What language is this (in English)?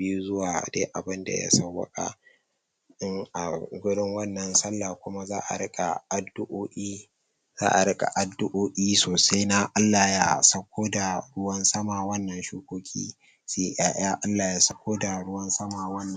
Hausa